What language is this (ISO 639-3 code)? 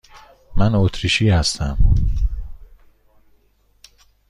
fas